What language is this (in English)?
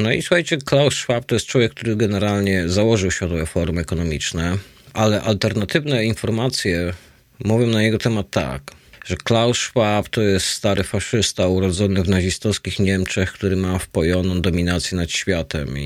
Polish